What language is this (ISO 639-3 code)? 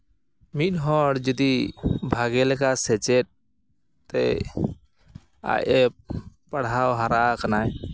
sat